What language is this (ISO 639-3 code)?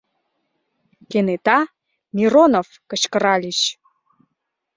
chm